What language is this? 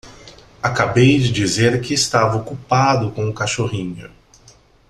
Portuguese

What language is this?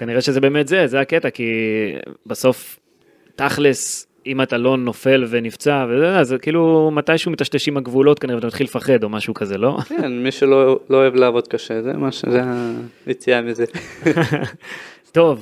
Hebrew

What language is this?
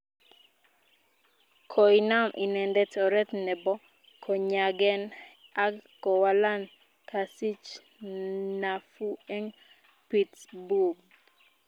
Kalenjin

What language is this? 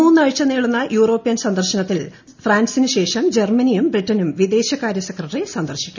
Malayalam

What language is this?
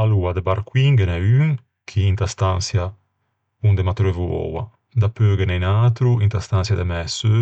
Ligurian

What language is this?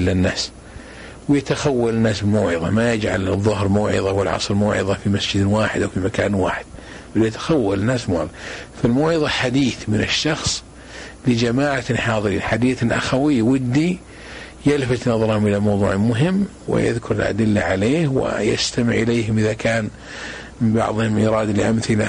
Arabic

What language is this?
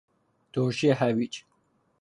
Persian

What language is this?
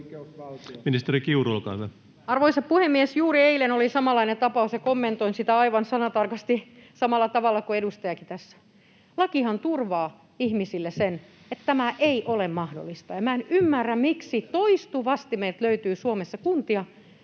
Finnish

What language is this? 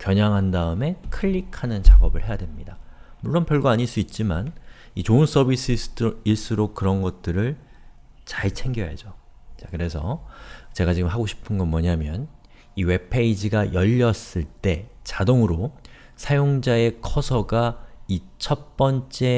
Korean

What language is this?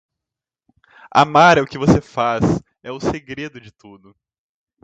Portuguese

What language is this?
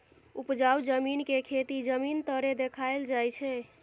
Maithili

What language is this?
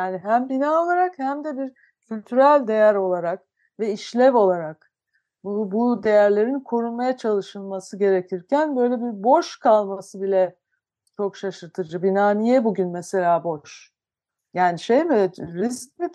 Turkish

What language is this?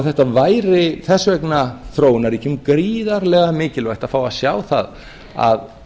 Icelandic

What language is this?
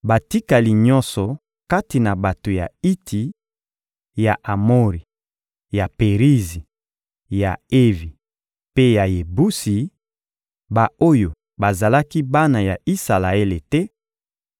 Lingala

